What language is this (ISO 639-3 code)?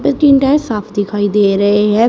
hin